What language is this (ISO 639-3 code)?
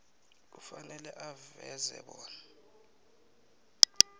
nbl